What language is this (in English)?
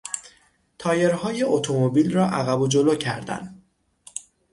Persian